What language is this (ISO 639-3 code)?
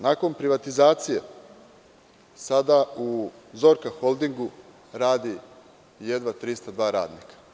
srp